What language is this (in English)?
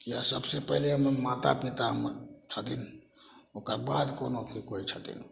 Maithili